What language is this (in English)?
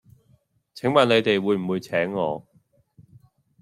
Cantonese